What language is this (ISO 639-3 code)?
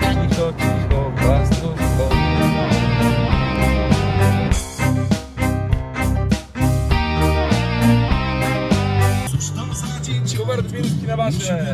pol